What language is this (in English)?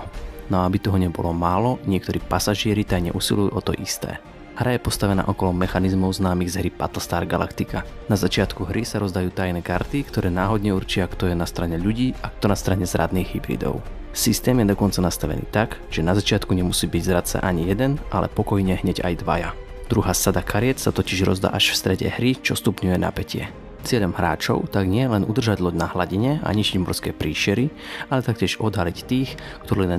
Slovak